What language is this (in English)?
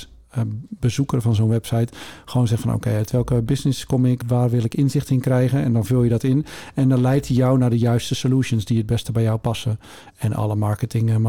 Dutch